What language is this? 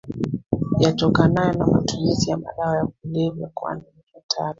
Swahili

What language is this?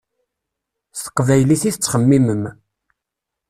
Kabyle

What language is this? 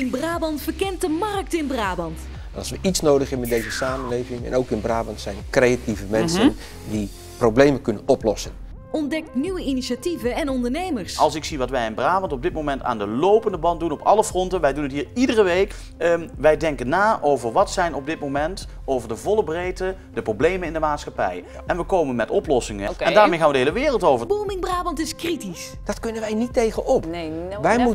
Dutch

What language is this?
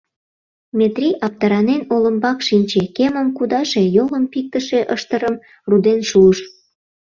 Mari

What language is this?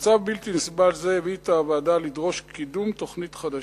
Hebrew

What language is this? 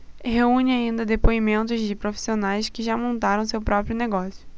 Portuguese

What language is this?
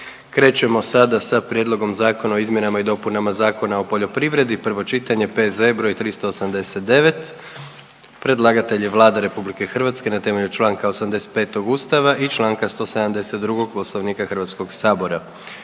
Croatian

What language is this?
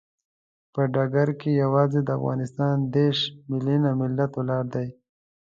Pashto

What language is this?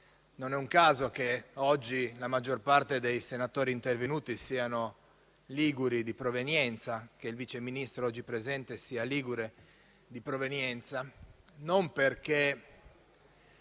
Italian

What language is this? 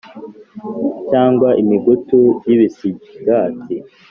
Kinyarwanda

